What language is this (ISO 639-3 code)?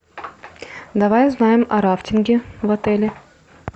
rus